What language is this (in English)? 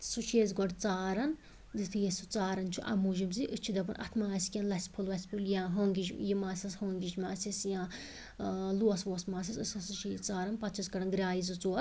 Kashmiri